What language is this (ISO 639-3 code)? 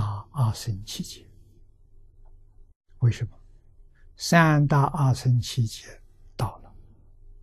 zho